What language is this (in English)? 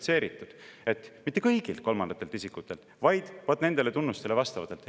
Estonian